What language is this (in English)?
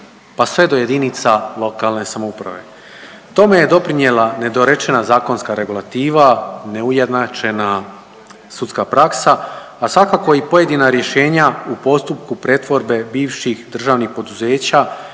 Croatian